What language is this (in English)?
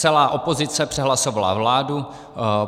Czech